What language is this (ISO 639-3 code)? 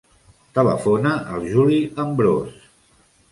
cat